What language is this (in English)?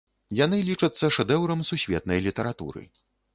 Belarusian